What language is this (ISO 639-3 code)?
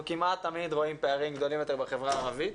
heb